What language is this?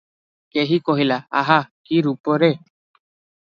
Odia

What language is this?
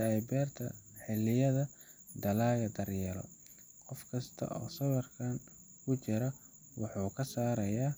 Somali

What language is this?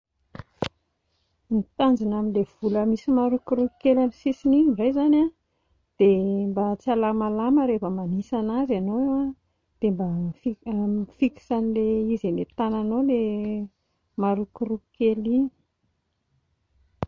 Malagasy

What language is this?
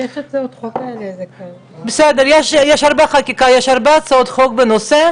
Hebrew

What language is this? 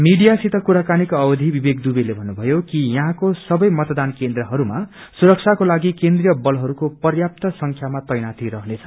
Nepali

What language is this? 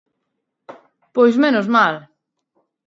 Galician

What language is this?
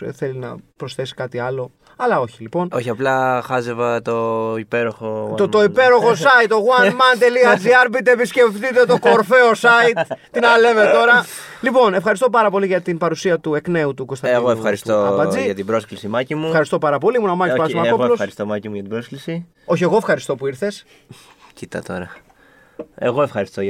Greek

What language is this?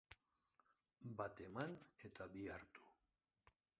Basque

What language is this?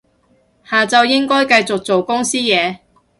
Cantonese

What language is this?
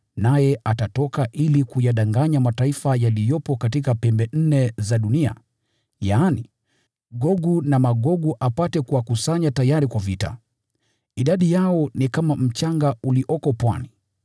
Swahili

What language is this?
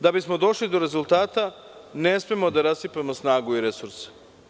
Serbian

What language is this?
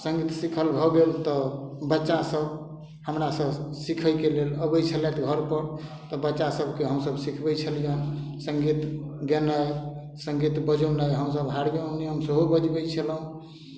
Maithili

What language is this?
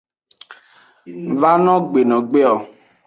Aja (Benin)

